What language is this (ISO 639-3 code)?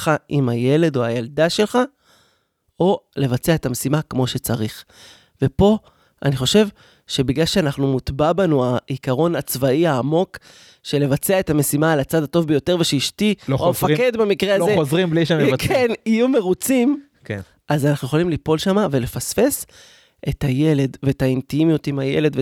heb